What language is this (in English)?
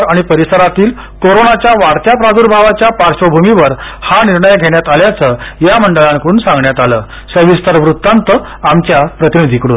Marathi